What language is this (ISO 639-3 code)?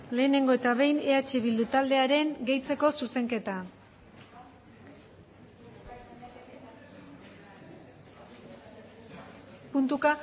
eus